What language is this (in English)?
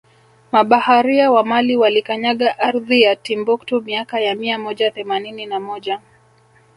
Swahili